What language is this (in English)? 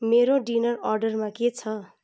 Nepali